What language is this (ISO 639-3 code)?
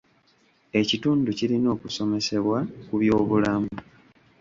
lug